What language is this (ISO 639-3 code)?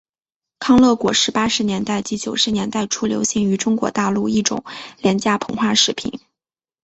zho